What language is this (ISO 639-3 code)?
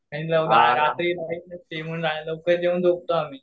mar